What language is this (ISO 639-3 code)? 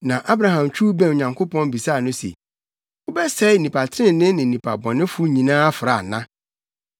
aka